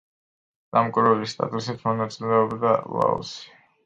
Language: Georgian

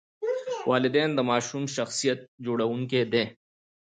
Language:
Pashto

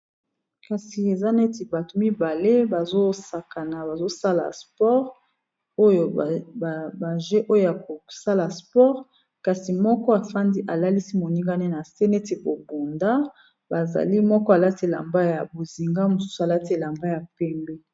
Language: Lingala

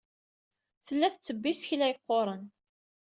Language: Kabyle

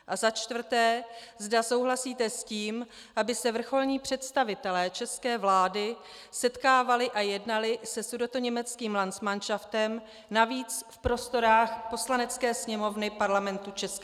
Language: Czech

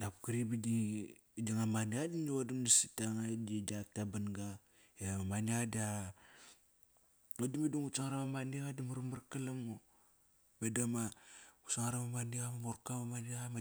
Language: Kairak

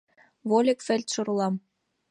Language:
Mari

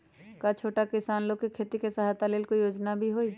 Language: Magahi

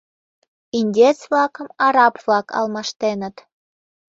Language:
Mari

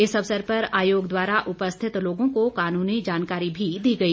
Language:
Hindi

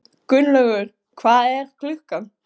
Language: Icelandic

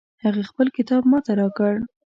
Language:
Pashto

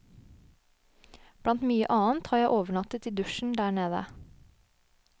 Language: Norwegian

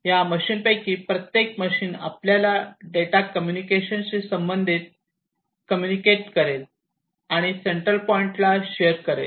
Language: Marathi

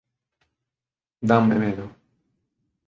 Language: Galician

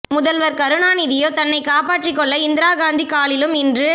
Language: Tamil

